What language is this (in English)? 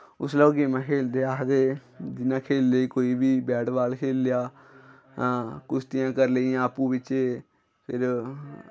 Dogri